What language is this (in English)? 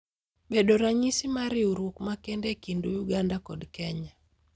Luo (Kenya and Tanzania)